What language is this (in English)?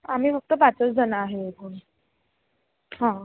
Marathi